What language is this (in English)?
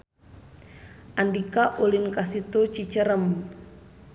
Sundanese